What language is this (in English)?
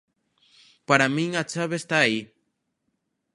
Galician